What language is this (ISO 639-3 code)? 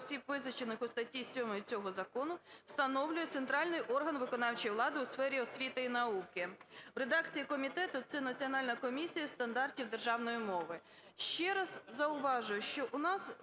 ukr